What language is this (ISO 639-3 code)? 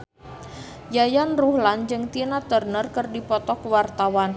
sun